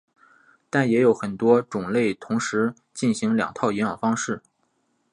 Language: Chinese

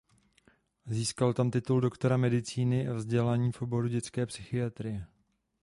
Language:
Czech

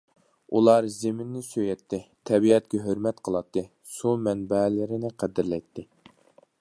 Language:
Uyghur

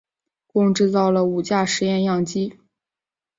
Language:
Chinese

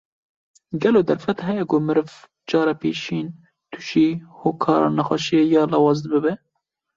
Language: Kurdish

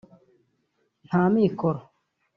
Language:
Kinyarwanda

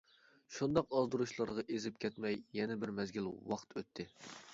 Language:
Uyghur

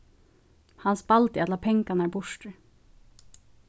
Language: Faroese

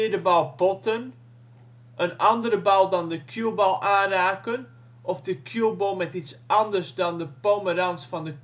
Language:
Dutch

